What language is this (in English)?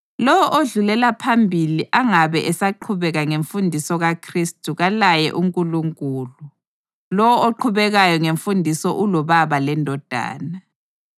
North Ndebele